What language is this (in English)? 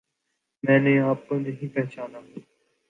Urdu